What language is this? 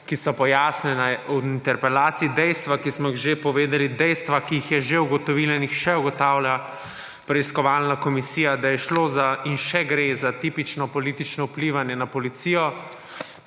Slovenian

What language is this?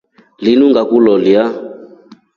Rombo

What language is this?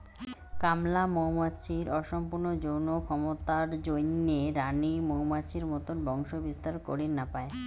Bangla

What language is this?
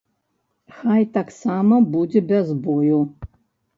Belarusian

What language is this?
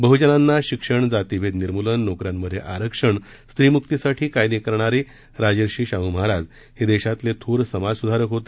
Marathi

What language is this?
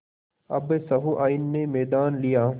Hindi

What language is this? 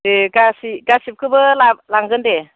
Bodo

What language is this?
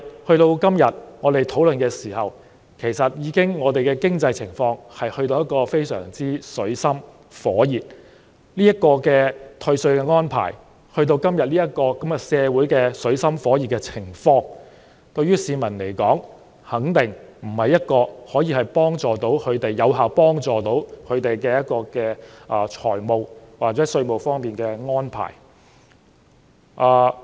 Cantonese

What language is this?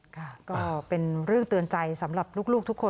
Thai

